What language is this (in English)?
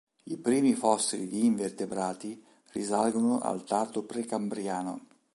Italian